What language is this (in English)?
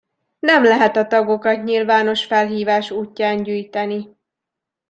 Hungarian